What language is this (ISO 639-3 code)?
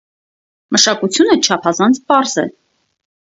hye